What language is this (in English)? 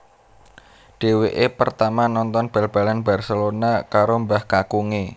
Javanese